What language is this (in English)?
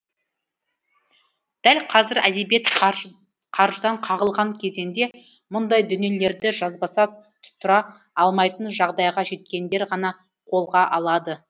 Kazakh